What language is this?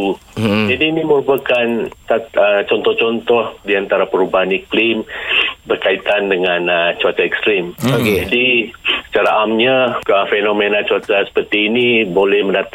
Malay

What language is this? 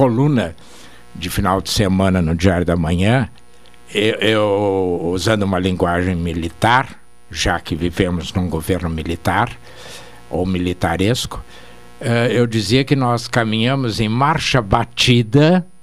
Portuguese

